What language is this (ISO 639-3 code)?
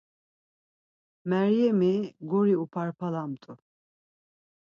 lzz